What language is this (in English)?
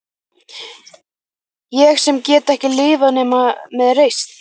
Icelandic